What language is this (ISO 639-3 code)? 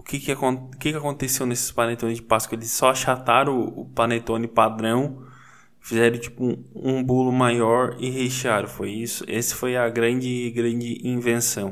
por